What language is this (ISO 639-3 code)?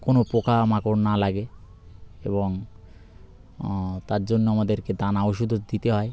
ben